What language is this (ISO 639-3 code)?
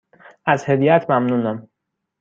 fas